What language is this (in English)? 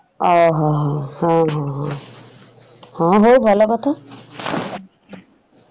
Odia